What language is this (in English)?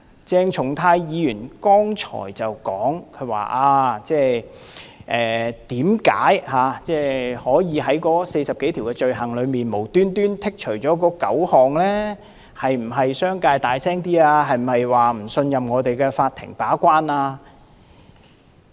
Cantonese